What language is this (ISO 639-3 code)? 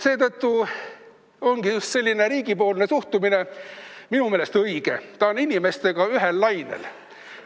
est